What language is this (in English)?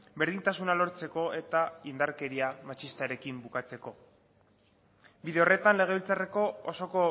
Basque